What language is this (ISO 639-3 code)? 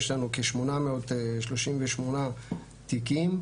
heb